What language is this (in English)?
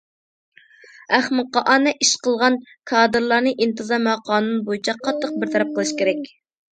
Uyghur